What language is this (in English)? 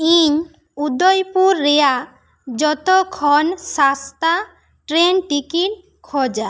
Santali